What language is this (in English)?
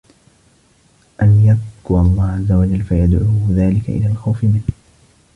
Arabic